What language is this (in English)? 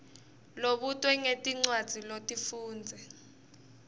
Swati